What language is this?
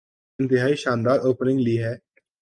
Urdu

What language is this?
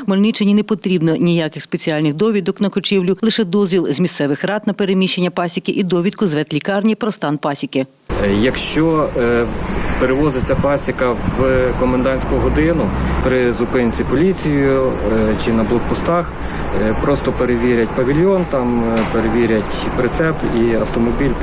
Ukrainian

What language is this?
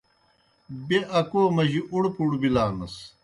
Kohistani Shina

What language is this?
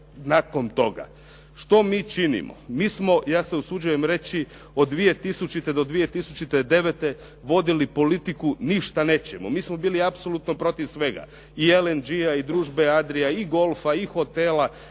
Croatian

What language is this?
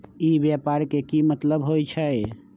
Magahi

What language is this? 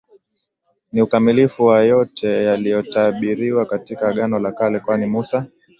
Swahili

